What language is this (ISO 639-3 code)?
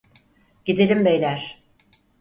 tur